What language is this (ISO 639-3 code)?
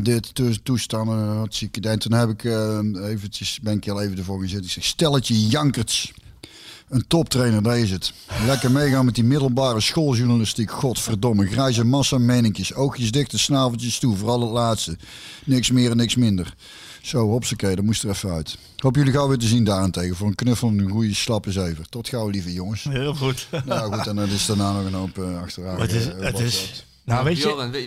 nld